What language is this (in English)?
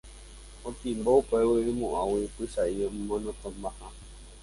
Guarani